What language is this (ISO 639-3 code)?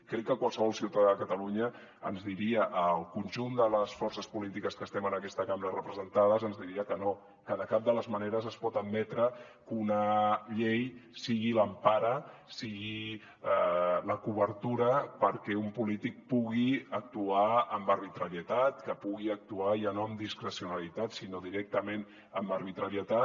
cat